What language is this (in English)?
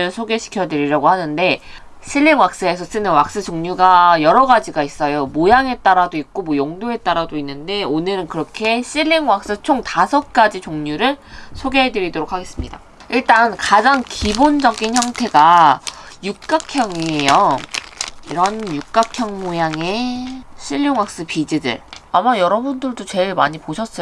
Korean